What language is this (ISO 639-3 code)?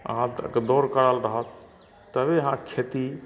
mai